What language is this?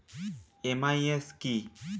Bangla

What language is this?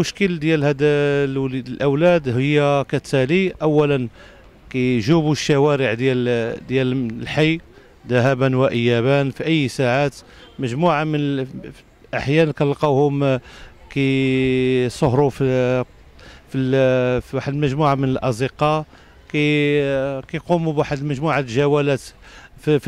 Arabic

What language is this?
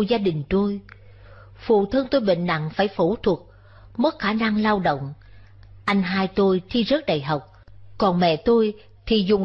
Vietnamese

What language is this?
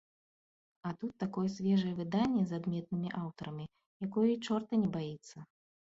Belarusian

